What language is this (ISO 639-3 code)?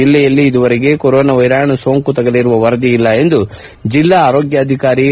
kan